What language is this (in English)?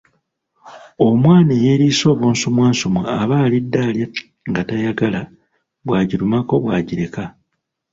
Ganda